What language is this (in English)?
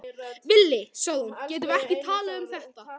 Icelandic